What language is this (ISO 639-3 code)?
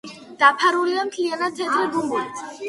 kat